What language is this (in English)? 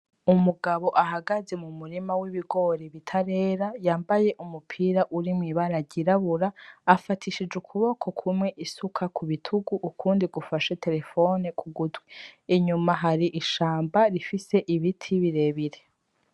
Rundi